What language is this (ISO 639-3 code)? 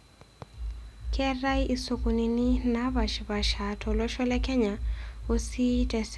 mas